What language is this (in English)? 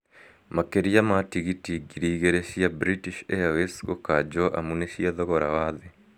Kikuyu